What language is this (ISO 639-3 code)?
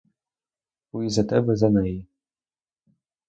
ukr